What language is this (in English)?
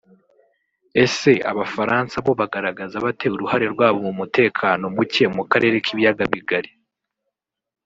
Kinyarwanda